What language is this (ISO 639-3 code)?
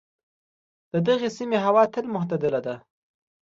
pus